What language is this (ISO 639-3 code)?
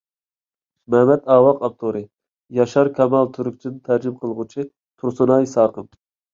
uig